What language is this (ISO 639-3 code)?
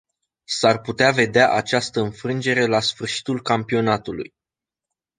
ron